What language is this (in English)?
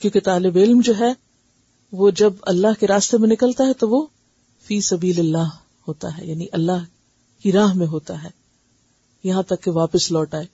Urdu